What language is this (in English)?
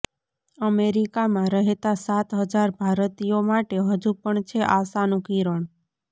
Gujarati